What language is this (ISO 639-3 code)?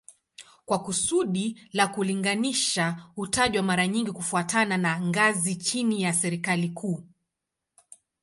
swa